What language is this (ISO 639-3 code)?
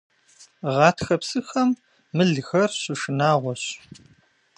kbd